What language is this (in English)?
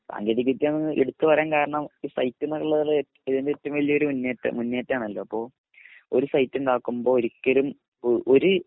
Malayalam